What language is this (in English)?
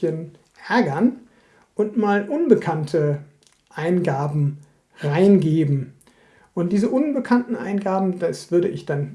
German